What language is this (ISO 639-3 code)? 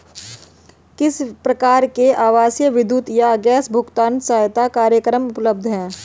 hin